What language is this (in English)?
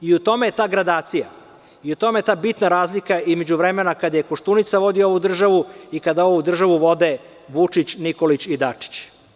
Serbian